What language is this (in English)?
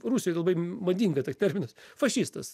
Lithuanian